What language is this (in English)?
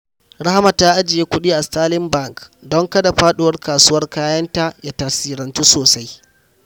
Hausa